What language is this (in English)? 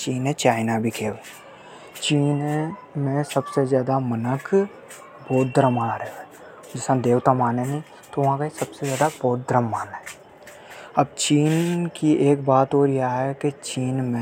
Hadothi